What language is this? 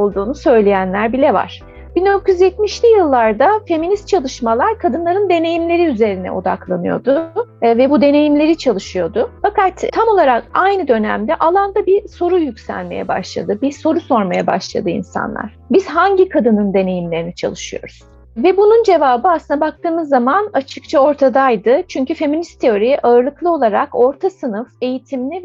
Turkish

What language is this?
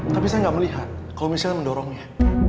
Indonesian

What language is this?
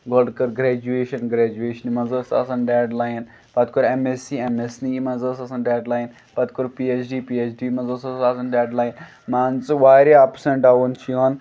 Kashmiri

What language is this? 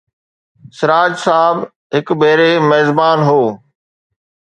Sindhi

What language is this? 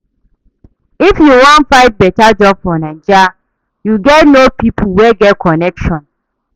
Nigerian Pidgin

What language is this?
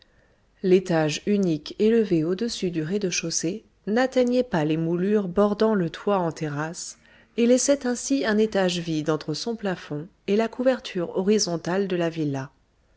French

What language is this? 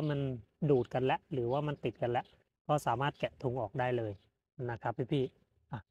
Thai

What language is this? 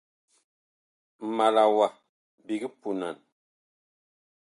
Bakoko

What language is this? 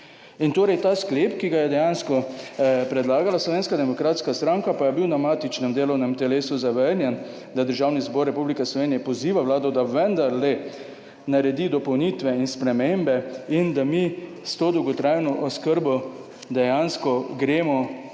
Slovenian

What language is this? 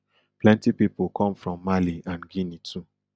Nigerian Pidgin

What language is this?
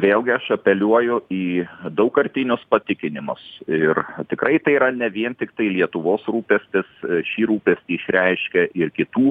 Lithuanian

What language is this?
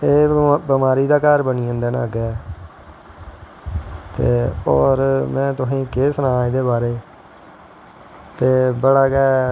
Dogri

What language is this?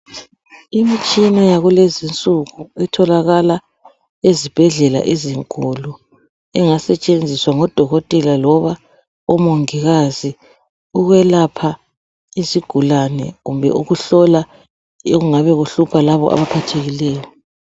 North Ndebele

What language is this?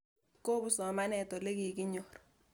Kalenjin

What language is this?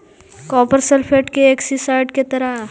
Magahi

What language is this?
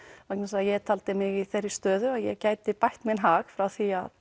Icelandic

